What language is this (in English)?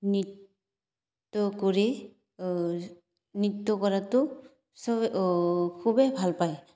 Assamese